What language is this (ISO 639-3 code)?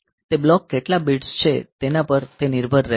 guj